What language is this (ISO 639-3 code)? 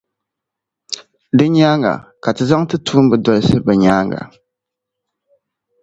dag